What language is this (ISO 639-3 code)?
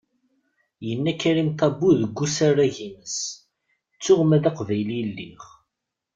kab